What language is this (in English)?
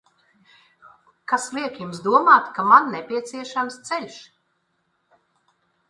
Latvian